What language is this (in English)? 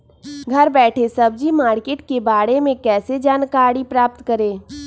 Magahi